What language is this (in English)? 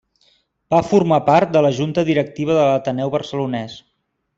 Catalan